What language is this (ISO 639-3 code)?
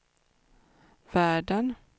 swe